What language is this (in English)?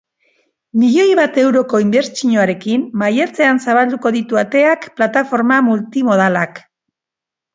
Basque